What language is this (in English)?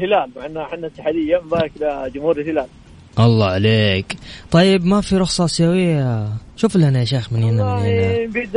Arabic